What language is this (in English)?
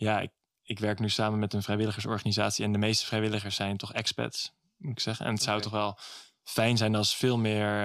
Dutch